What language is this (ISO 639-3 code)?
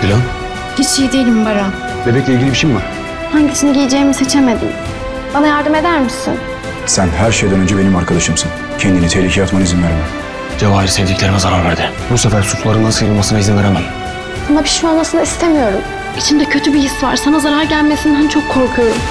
tur